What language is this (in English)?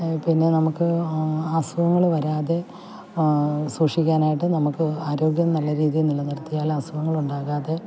Malayalam